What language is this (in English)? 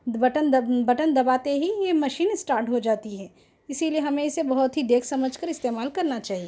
Urdu